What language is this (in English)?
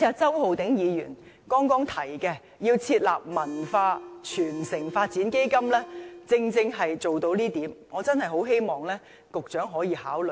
Cantonese